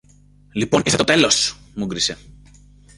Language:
Greek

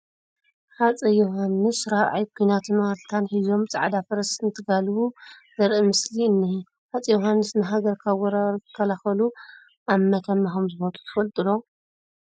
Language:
Tigrinya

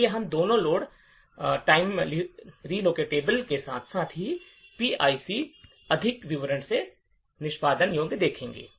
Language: Hindi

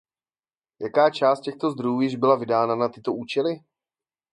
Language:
Czech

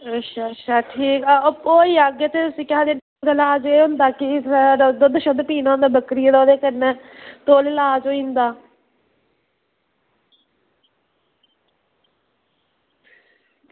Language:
Dogri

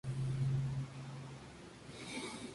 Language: Spanish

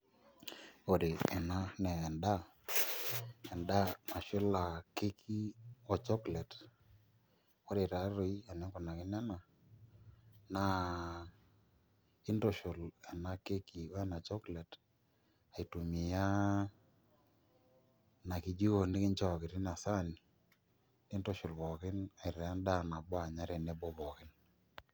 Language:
Masai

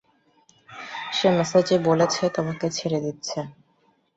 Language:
Bangla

